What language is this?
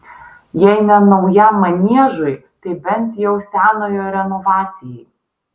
Lithuanian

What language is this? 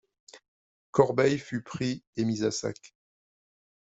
French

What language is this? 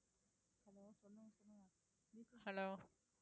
Tamil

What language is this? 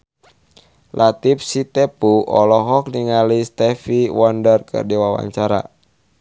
Sundanese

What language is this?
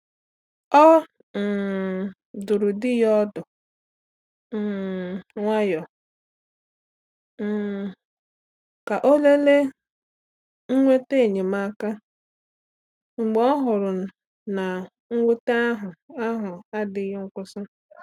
Igbo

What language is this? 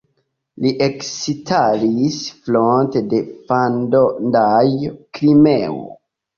Esperanto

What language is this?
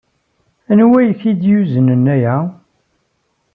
Kabyle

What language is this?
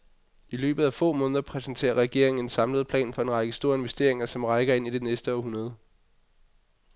Danish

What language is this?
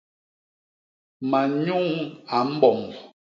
Basaa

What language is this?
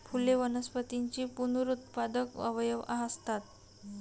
Marathi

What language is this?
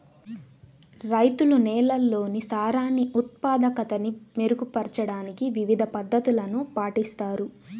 Telugu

